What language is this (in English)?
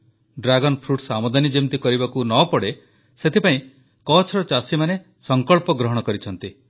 Odia